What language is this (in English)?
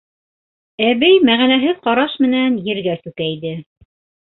Bashkir